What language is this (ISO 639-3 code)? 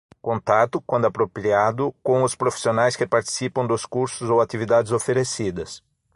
por